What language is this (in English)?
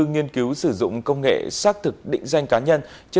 Vietnamese